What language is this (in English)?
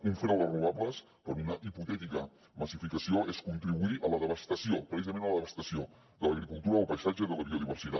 Catalan